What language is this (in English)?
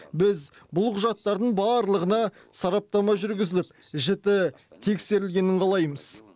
Kazakh